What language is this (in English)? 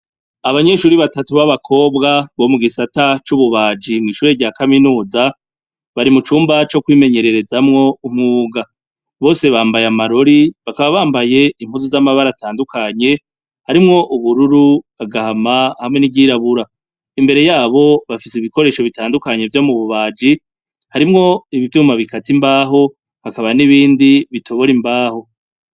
Rundi